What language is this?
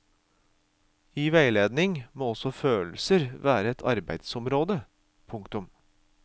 Norwegian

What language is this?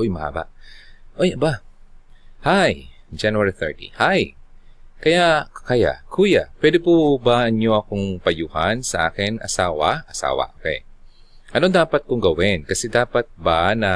Filipino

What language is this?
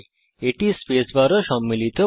Bangla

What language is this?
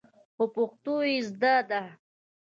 Pashto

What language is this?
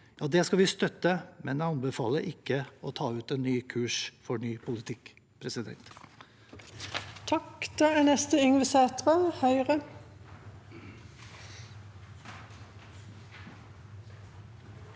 Norwegian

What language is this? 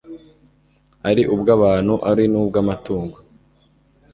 Kinyarwanda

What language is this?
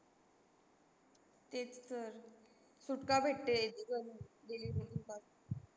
Marathi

